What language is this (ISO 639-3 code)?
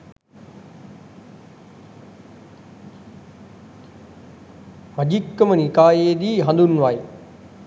sin